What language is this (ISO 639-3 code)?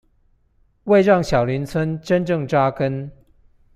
zho